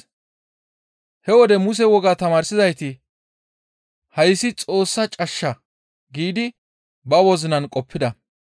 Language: Gamo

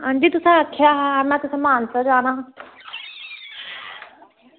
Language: Dogri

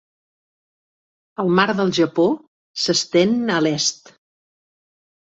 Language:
Catalan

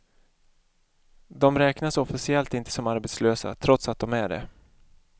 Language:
Swedish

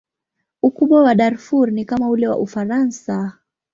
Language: Swahili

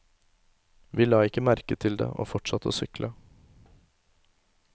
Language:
Norwegian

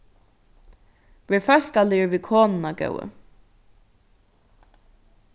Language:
Faroese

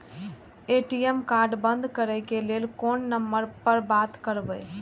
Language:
Maithili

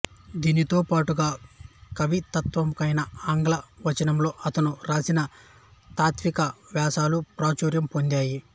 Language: Telugu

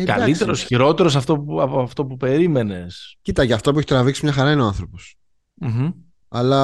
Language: Greek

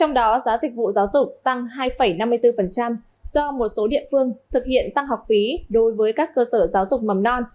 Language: Vietnamese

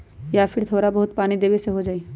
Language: Magahi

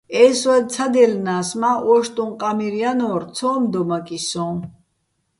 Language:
Bats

